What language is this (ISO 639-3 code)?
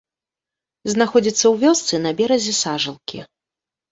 bel